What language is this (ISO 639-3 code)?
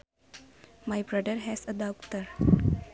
sun